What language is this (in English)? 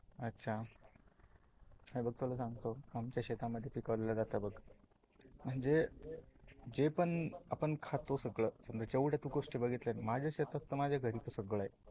Marathi